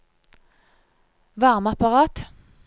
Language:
Norwegian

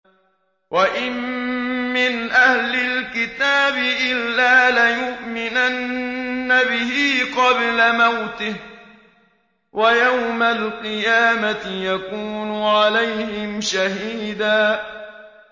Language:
Arabic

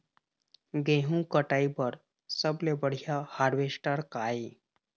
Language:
Chhattisgarhi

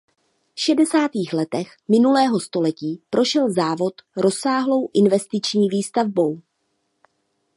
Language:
Czech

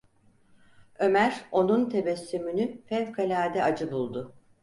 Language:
Turkish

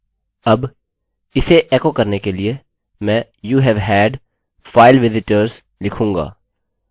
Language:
Hindi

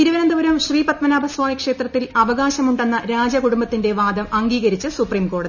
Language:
Malayalam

